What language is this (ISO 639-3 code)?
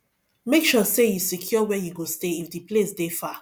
pcm